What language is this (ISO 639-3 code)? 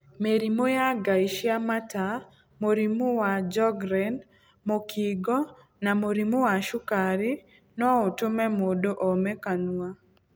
kik